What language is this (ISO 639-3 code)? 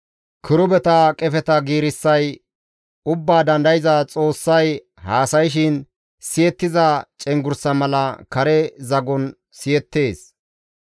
gmv